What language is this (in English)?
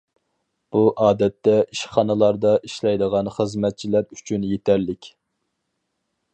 Uyghur